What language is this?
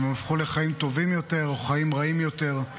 Hebrew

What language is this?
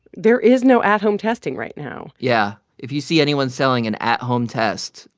English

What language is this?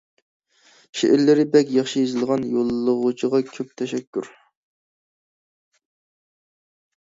Uyghur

